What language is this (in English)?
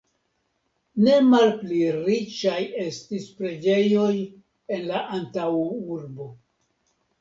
Esperanto